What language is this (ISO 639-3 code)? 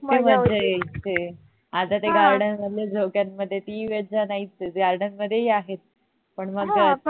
mar